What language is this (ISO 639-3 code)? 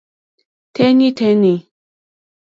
bri